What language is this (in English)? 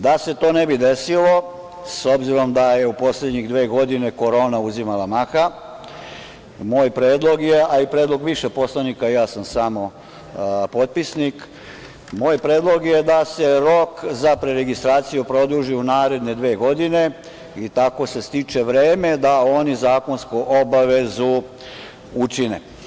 Serbian